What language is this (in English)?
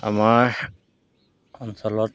Assamese